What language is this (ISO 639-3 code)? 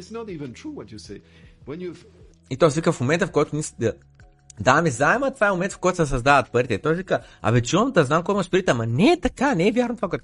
bul